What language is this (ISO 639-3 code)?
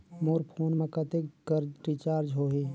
hne